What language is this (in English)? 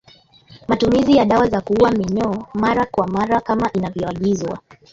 Swahili